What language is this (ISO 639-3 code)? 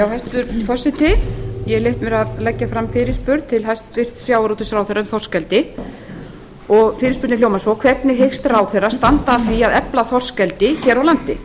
isl